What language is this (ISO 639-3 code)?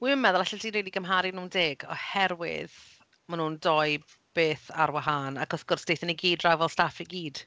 cym